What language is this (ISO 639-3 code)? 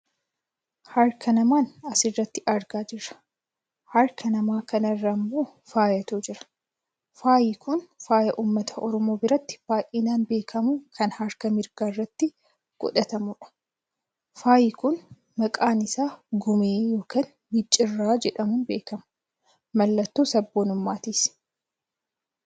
orm